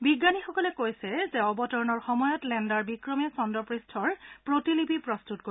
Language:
Assamese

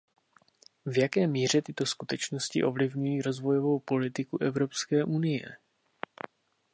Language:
Czech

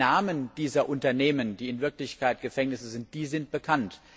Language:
German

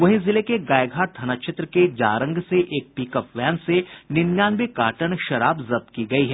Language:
Hindi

